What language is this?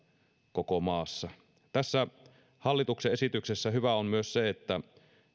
Finnish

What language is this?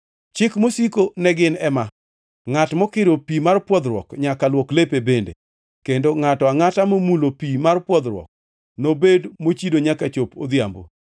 Luo (Kenya and Tanzania)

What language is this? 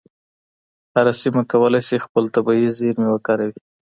Pashto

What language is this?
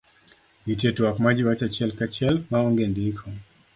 Luo (Kenya and Tanzania)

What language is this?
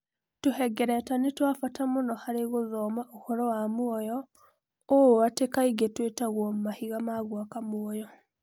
Kikuyu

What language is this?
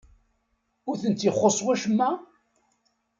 Kabyle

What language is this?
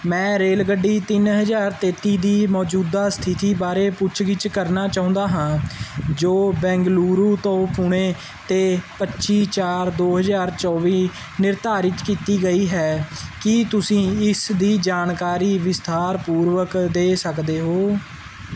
Punjabi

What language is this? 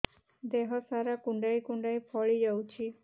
Odia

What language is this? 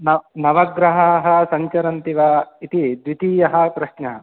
Sanskrit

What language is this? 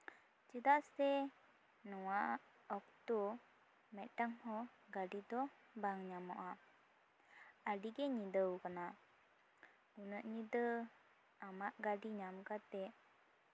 Santali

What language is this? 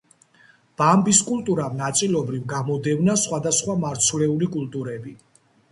Georgian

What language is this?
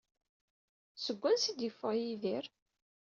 Kabyle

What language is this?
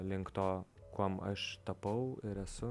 Lithuanian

